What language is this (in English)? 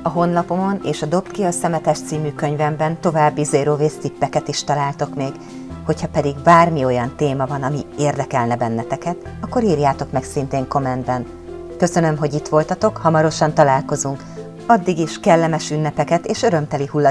Hungarian